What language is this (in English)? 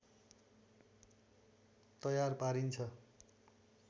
Nepali